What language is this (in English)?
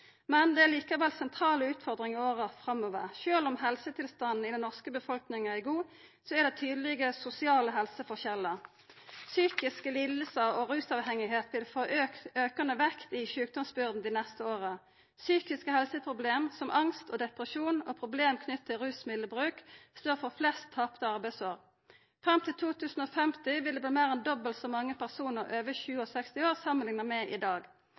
Norwegian Nynorsk